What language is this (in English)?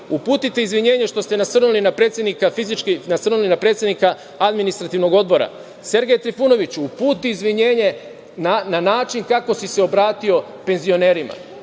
Serbian